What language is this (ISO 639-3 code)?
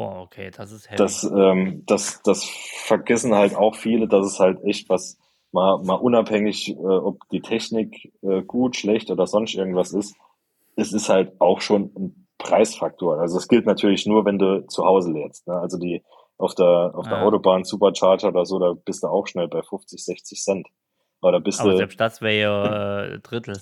deu